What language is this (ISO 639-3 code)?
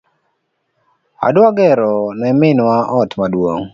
luo